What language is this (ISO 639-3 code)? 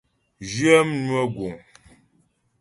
bbj